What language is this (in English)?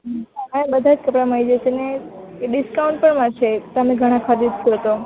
Gujarati